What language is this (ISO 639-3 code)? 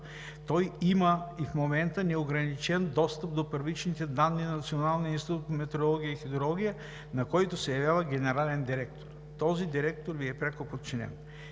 bul